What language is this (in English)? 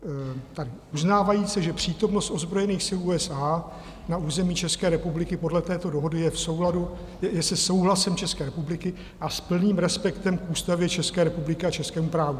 Czech